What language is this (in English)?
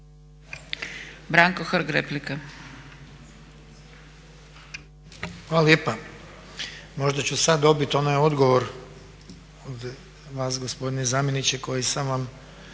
Croatian